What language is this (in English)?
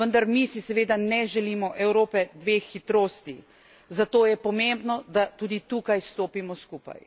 Slovenian